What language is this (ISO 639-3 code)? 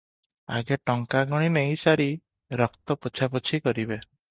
ori